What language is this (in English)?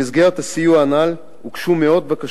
Hebrew